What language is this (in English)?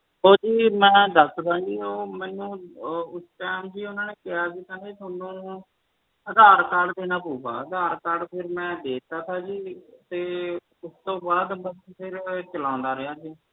Punjabi